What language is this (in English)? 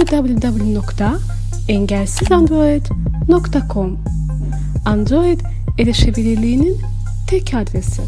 Turkish